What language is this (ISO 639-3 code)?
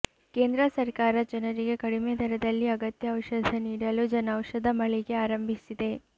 kan